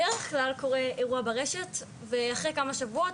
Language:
Hebrew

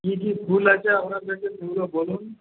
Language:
Bangla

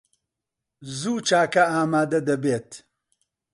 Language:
Central Kurdish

